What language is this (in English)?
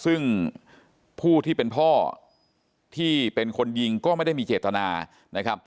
Thai